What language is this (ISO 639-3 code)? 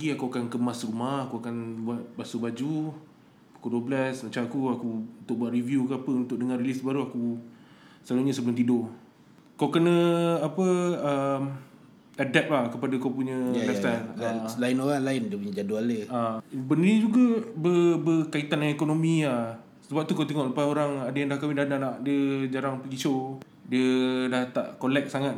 msa